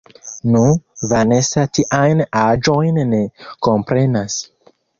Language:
Esperanto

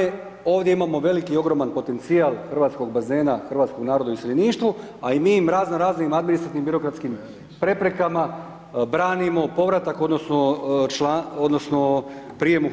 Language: Croatian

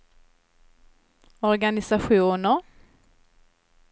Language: Swedish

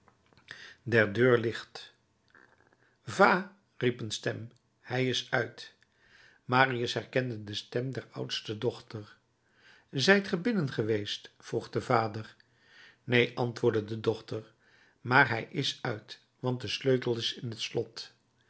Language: Dutch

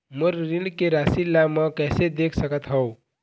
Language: Chhattisgarhi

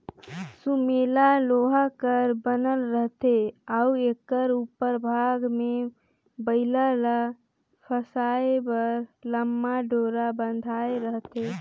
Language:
Chhattisgarhi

